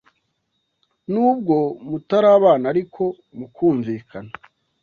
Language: Kinyarwanda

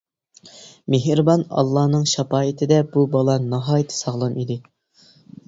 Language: Uyghur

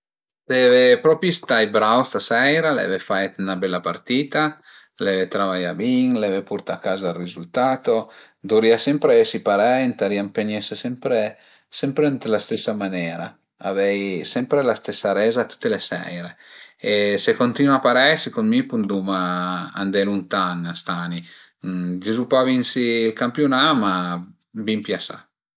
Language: Piedmontese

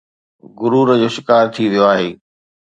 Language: Sindhi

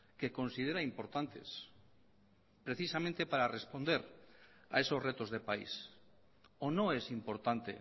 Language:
Spanish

